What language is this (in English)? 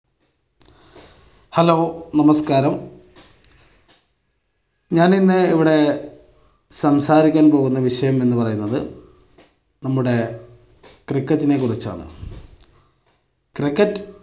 Malayalam